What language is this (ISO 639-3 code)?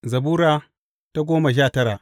hau